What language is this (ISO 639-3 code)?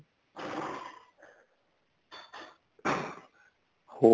pan